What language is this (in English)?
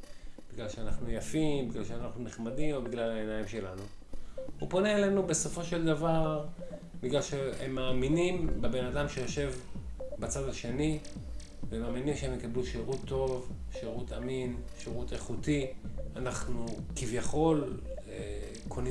Hebrew